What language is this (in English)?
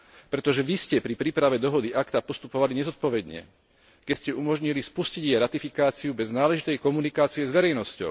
Slovak